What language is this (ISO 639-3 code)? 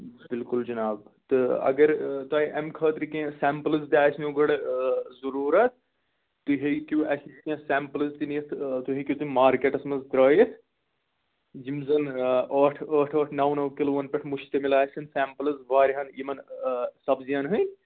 kas